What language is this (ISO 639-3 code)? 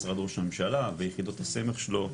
heb